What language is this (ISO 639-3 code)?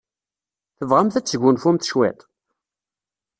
kab